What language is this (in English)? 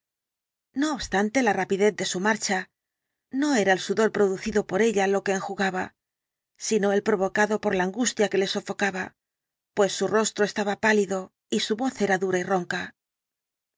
Spanish